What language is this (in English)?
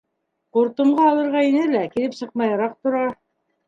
Bashkir